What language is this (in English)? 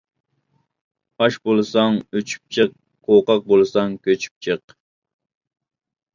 Uyghur